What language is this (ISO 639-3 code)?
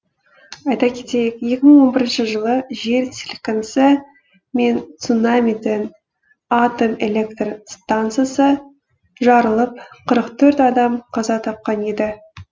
kaz